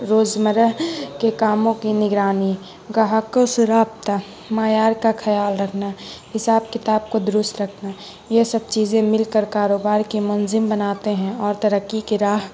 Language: Urdu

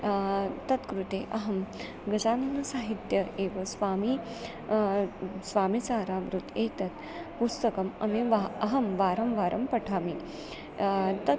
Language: Sanskrit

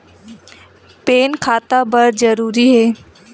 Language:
Chhattisgarhi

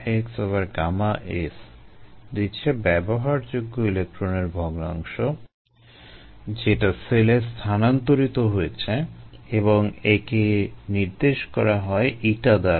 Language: Bangla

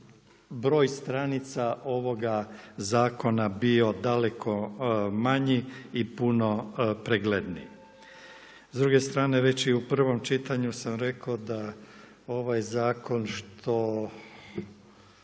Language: Croatian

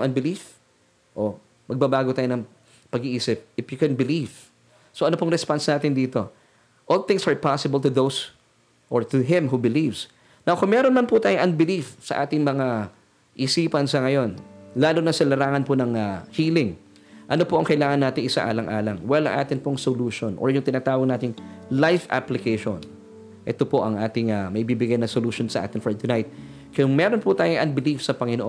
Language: Filipino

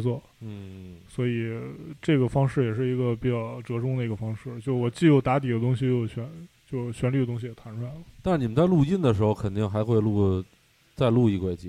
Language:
Chinese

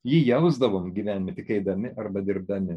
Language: Lithuanian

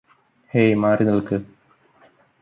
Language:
Malayalam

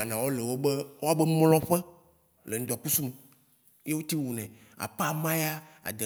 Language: Waci Gbe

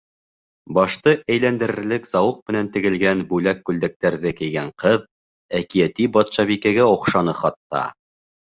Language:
Bashkir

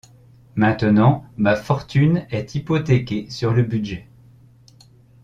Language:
French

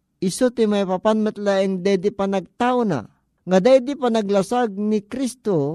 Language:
Filipino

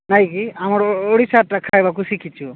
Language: Odia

